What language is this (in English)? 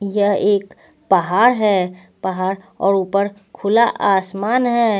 Hindi